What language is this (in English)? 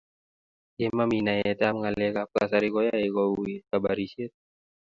Kalenjin